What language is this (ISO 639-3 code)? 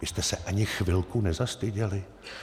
ces